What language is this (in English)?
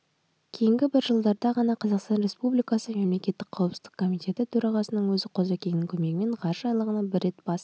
Kazakh